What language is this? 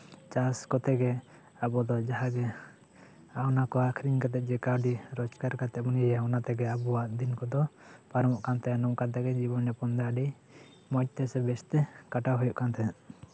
Santali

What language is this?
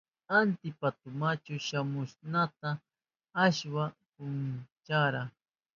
Southern Pastaza Quechua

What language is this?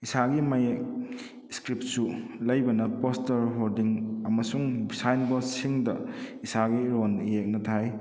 Manipuri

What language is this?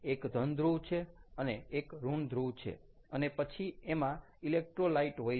Gujarati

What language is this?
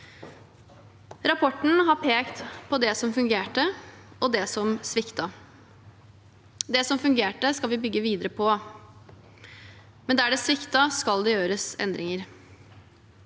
Norwegian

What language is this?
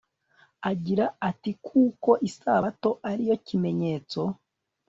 Kinyarwanda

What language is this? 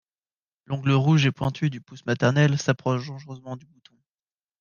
French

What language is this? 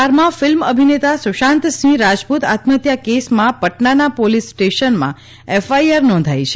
Gujarati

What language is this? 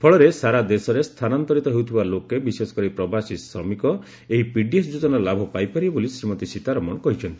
Odia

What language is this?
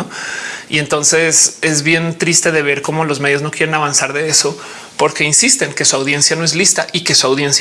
Spanish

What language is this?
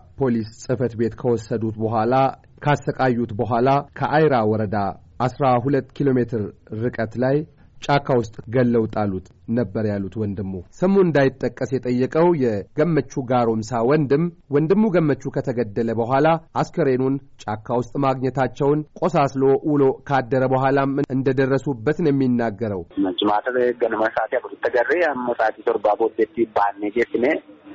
Amharic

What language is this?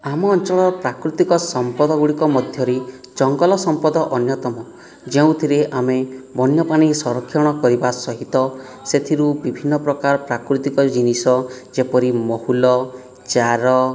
Odia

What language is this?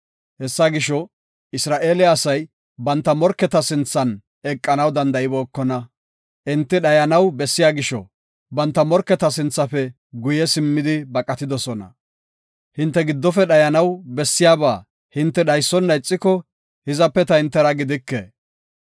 Gofa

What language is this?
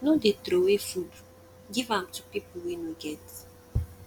Nigerian Pidgin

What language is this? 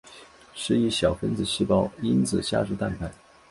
Chinese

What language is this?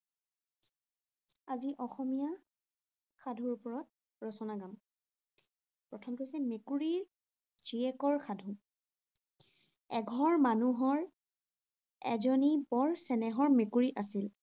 Assamese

